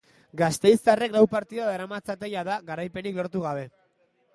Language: Basque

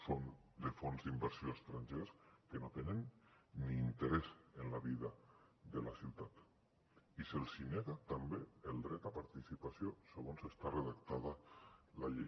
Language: Catalan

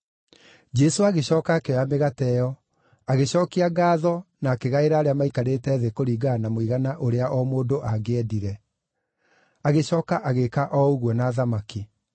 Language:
Kikuyu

